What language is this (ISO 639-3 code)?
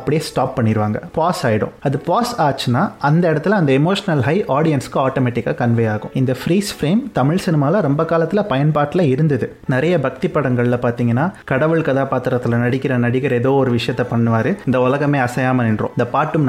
tam